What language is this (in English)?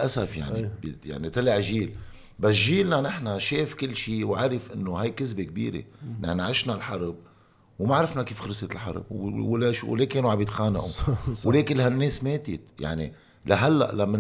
Arabic